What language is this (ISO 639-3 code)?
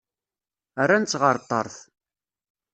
kab